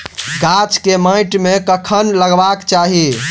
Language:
Maithili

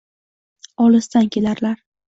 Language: Uzbek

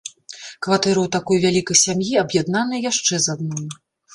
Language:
Belarusian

